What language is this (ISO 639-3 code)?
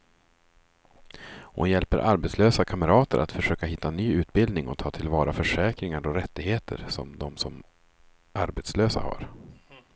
swe